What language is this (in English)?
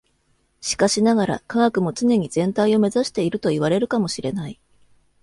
Japanese